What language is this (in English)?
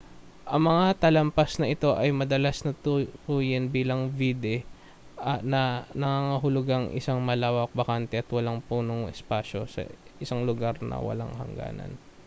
Filipino